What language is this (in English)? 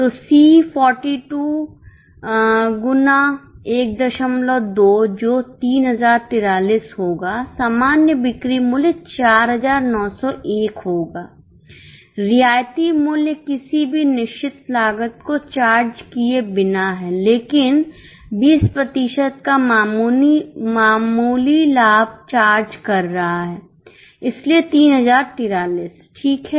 Hindi